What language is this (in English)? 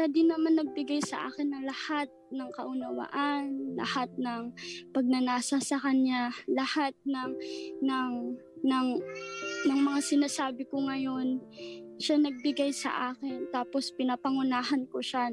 Filipino